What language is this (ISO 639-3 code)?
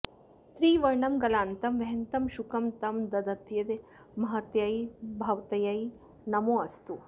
san